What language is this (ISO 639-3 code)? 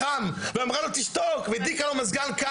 heb